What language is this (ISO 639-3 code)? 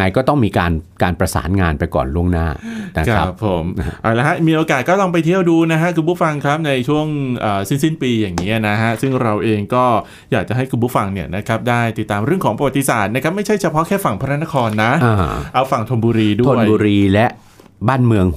tha